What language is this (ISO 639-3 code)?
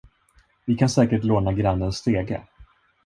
swe